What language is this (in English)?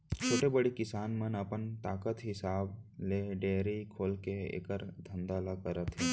Chhattisgarhi